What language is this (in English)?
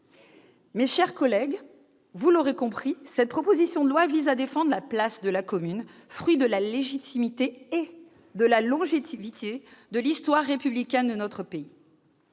French